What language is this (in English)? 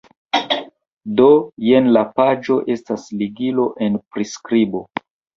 Esperanto